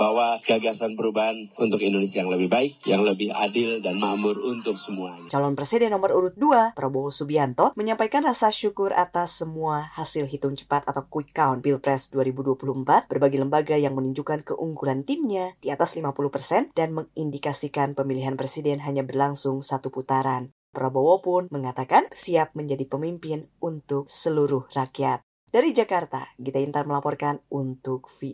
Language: Indonesian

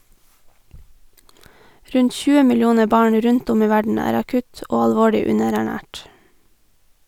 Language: Norwegian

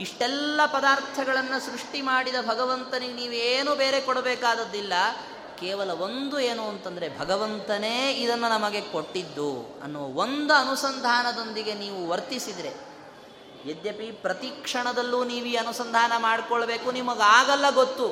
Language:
Kannada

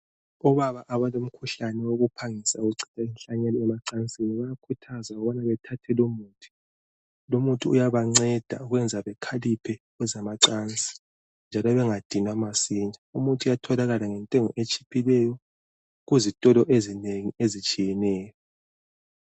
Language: North Ndebele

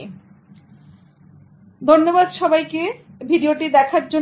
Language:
Bangla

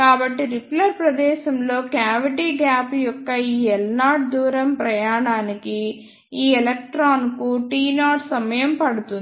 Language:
Telugu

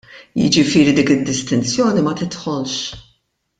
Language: Maltese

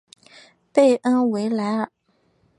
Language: Chinese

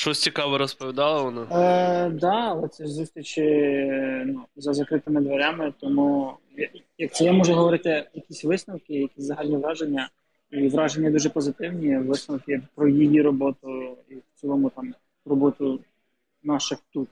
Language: Ukrainian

